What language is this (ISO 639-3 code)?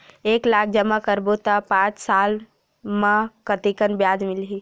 hne